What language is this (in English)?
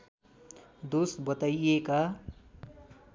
Nepali